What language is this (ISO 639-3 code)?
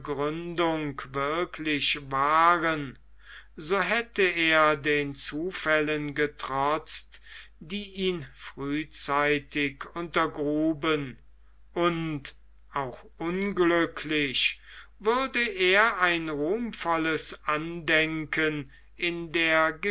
deu